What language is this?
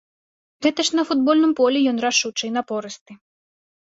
Belarusian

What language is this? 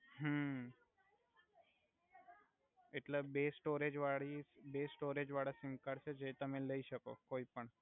Gujarati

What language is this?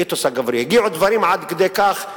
Hebrew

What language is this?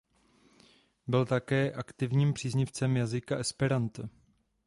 Czech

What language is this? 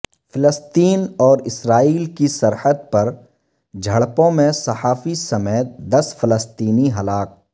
Urdu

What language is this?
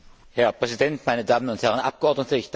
German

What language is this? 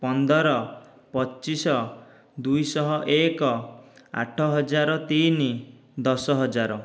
Odia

